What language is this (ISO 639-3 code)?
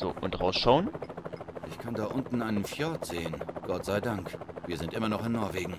deu